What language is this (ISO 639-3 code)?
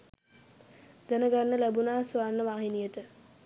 sin